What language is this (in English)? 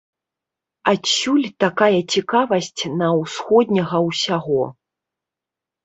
Belarusian